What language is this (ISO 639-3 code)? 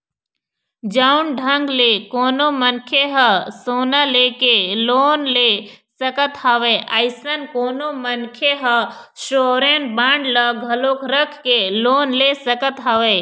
hne